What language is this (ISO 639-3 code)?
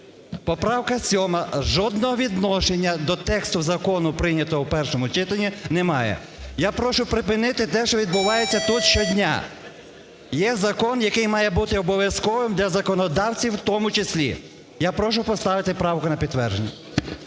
ukr